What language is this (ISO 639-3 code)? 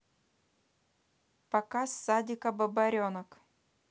rus